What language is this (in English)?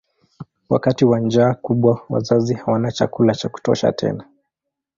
Swahili